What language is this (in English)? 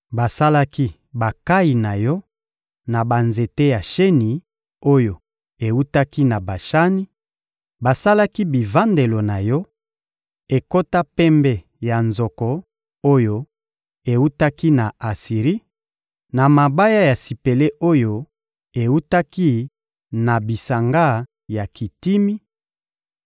Lingala